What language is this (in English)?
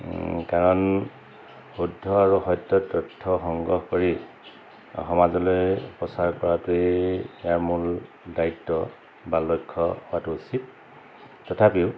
Assamese